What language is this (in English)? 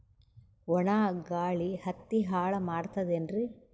Kannada